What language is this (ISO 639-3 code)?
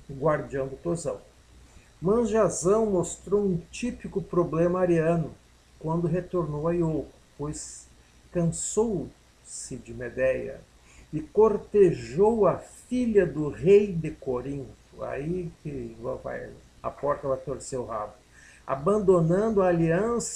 por